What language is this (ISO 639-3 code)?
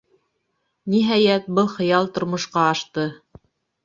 bak